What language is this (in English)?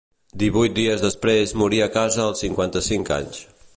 Catalan